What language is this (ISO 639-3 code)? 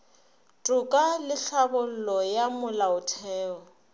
nso